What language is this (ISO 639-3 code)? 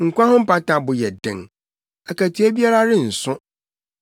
aka